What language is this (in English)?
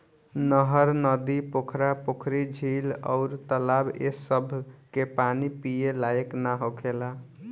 Bhojpuri